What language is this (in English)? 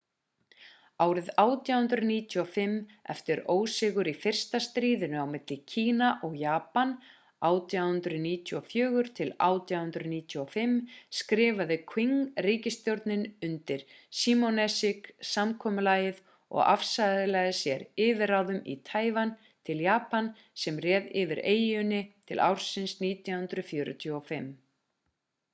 Icelandic